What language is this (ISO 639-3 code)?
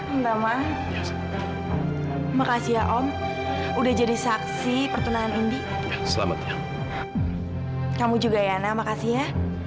ind